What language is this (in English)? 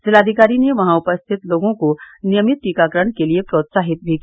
Hindi